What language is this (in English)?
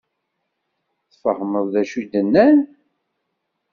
Kabyle